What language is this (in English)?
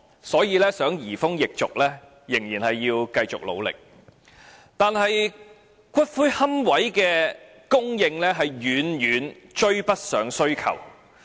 Cantonese